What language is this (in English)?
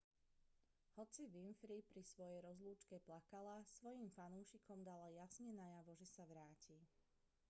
Slovak